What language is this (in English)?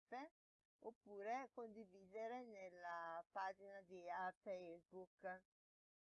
Italian